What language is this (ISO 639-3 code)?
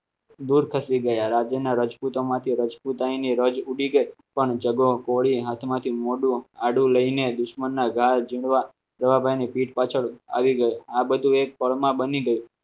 guj